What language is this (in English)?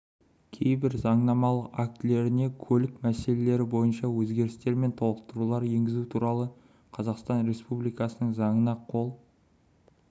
Kazakh